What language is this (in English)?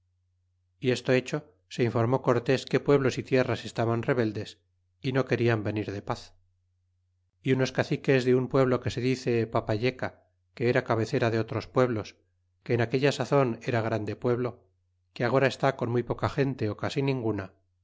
Spanish